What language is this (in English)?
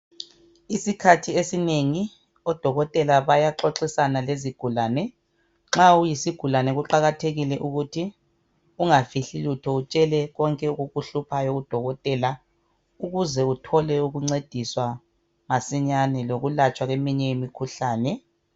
North Ndebele